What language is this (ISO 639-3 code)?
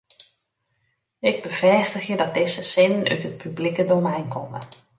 fry